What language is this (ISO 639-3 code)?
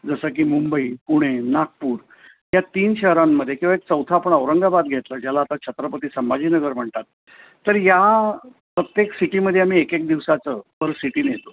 mar